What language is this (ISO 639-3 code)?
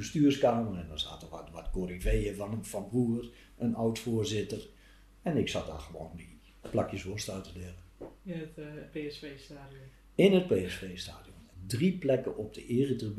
nld